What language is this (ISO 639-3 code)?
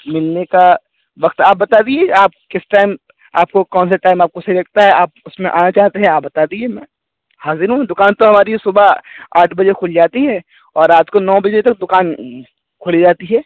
urd